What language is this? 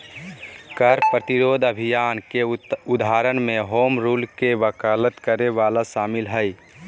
Magahi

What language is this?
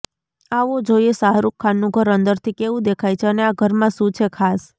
Gujarati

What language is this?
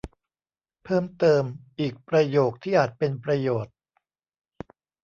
Thai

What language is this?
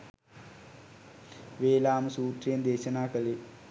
Sinhala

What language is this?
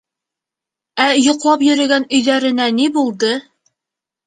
Bashkir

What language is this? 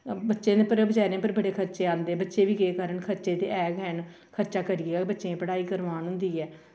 Dogri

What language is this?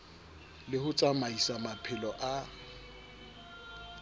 Southern Sotho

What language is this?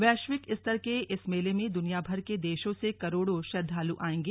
Hindi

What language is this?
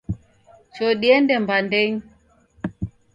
Taita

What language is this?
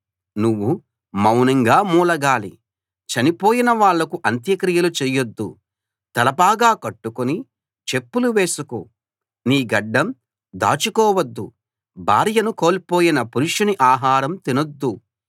Telugu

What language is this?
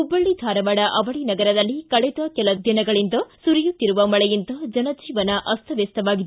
Kannada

